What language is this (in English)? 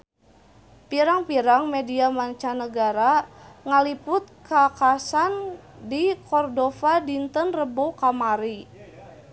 Sundanese